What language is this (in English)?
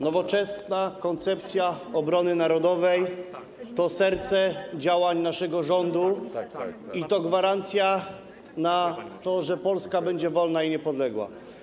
Polish